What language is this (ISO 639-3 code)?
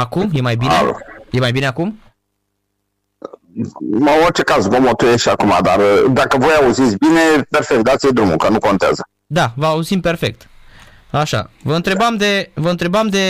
ron